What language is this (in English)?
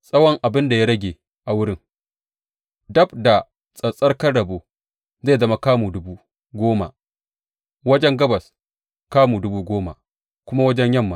Hausa